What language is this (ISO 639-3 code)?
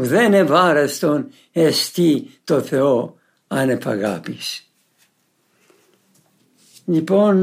ell